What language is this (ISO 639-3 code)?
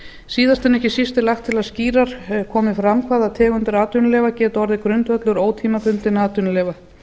isl